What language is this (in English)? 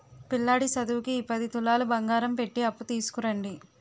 Telugu